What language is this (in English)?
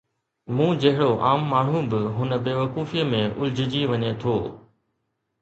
Sindhi